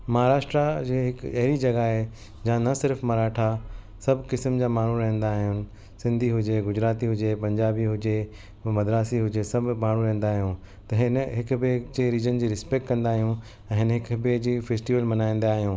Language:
Sindhi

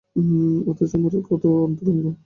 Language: Bangla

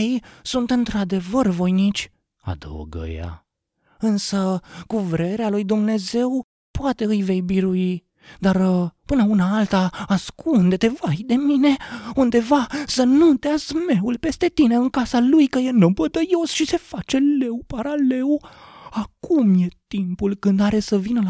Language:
Romanian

